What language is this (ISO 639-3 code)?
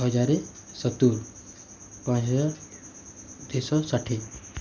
ori